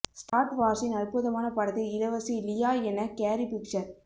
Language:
Tamil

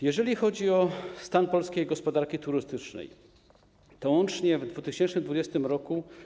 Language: Polish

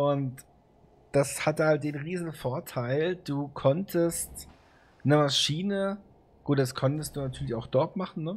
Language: German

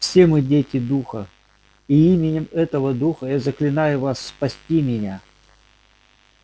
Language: Russian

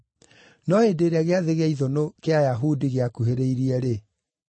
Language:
Kikuyu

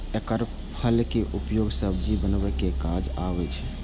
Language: Maithili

